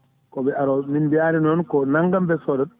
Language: Fula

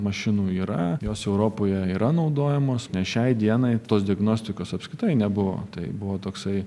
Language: Lithuanian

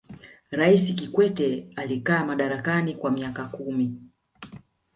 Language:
Swahili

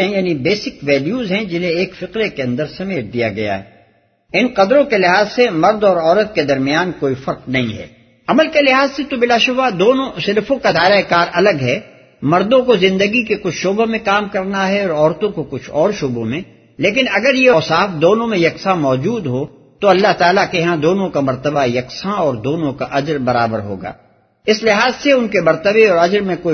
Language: Urdu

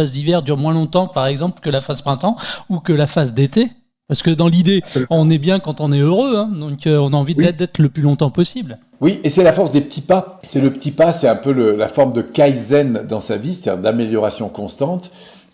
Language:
French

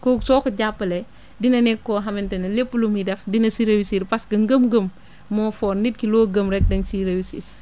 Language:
Wolof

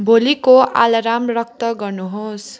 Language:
Nepali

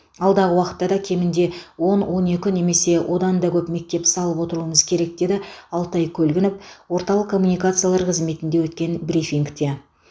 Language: Kazakh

